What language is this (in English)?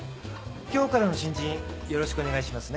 Japanese